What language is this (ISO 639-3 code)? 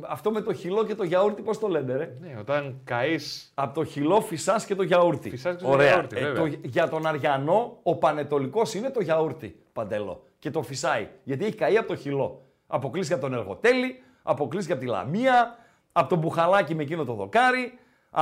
ell